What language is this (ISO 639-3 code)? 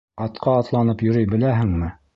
bak